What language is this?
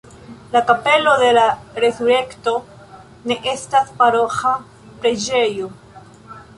Esperanto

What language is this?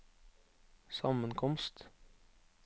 Norwegian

